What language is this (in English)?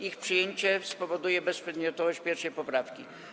Polish